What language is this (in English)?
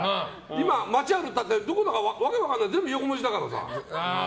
Japanese